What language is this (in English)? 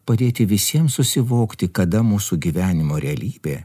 Lithuanian